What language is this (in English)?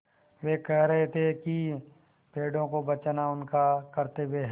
Hindi